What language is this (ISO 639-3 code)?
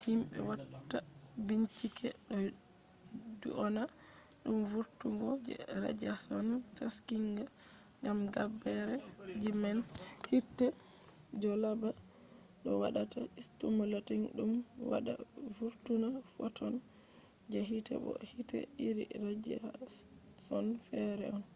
ful